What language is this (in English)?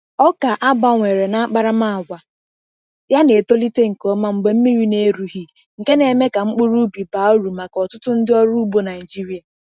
Igbo